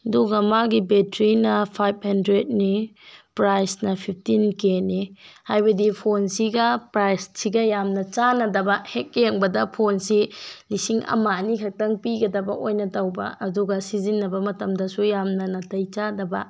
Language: Manipuri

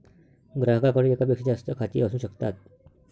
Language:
Marathi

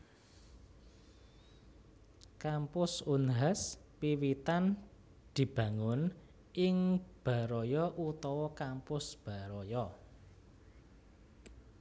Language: Javanese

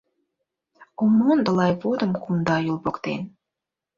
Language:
Mari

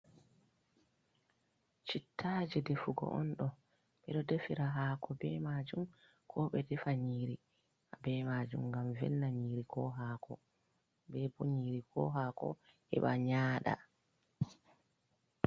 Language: Fula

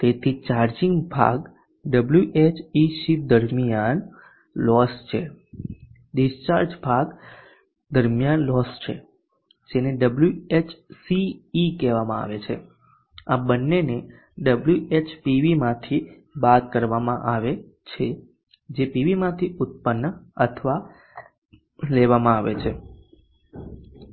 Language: Gujarati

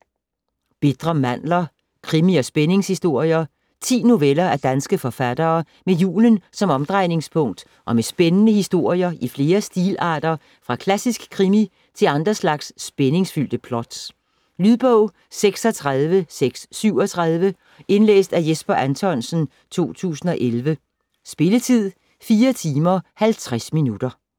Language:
Danish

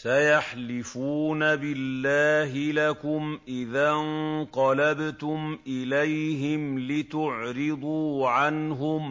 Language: Arabic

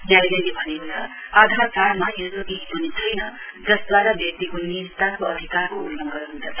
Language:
Nepali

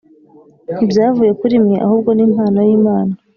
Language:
Kinyarwanda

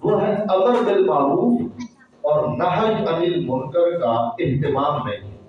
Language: Urdu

